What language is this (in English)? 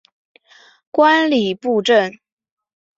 Chinese